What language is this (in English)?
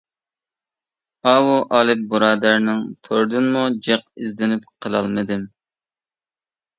Uyghur